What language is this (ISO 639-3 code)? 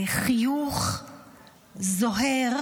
heb